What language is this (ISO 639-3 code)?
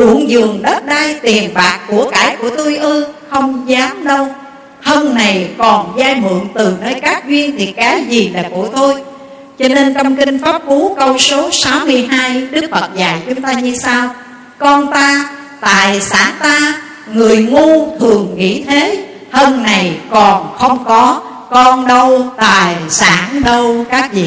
vie